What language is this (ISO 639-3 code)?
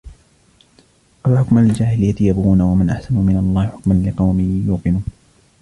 ara